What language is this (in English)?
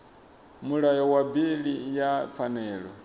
Venda